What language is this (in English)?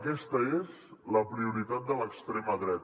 Catalan